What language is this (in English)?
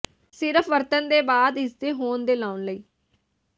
Punjabi